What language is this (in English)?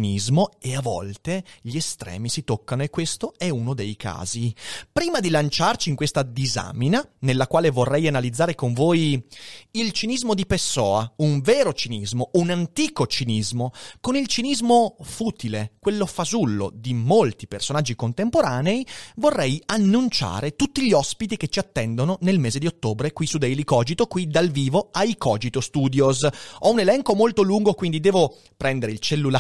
Italian